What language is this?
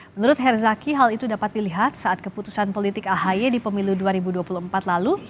Indonesian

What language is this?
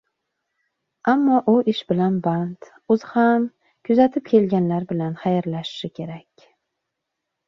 Uzbek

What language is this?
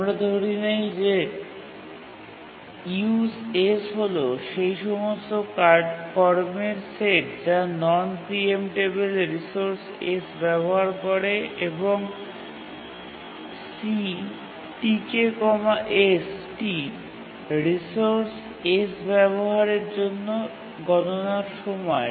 Bangla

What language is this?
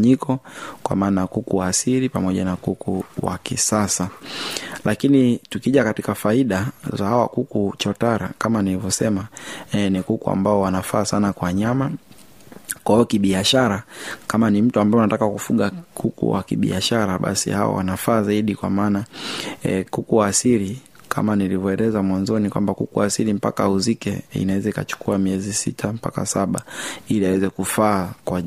Swahili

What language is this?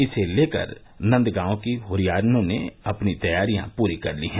Hindi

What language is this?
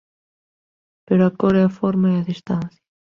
Galician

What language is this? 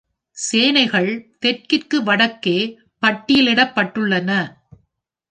Tamil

